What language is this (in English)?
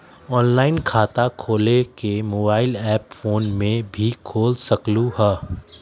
Magahi